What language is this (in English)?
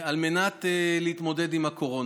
Hebrew